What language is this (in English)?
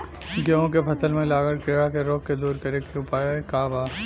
Bhojpuri